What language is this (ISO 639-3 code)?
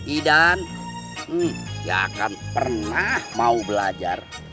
ind